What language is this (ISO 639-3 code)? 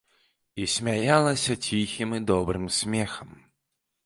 bel